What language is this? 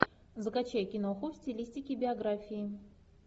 Russian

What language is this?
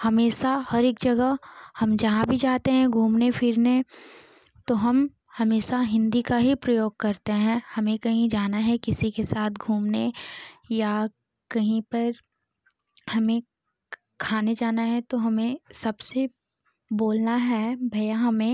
Hindi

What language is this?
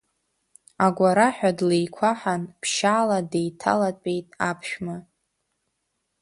Abkhazian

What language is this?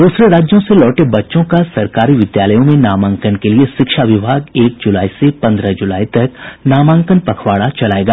Hindi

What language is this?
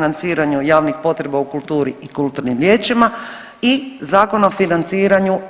Croatian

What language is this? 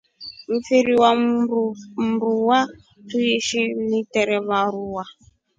Rombo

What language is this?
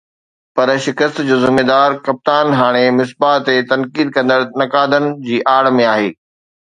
Sindhi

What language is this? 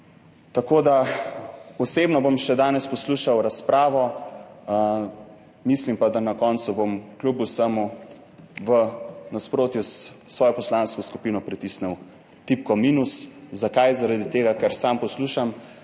Slovenian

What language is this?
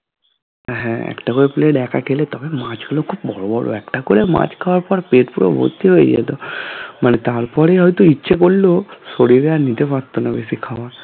Bangla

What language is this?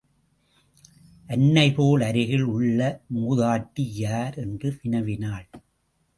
Tamil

